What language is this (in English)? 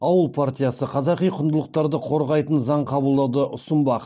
Kazakh